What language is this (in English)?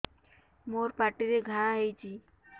Odia